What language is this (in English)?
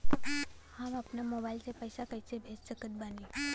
Bhojpuri